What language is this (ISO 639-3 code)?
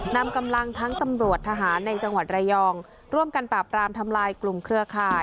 tha